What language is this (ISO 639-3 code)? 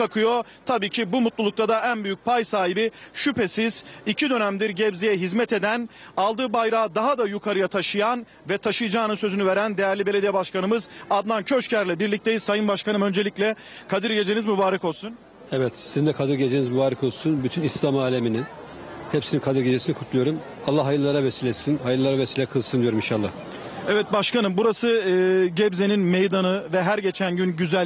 tur